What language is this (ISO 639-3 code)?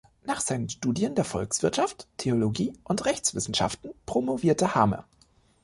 deu